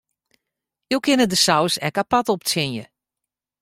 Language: Western Frisian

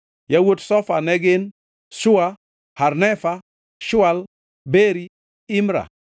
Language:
Luo (Kenya and Tanzania)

